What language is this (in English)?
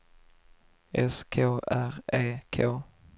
Swedish